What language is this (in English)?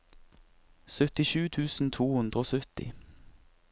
Norwegian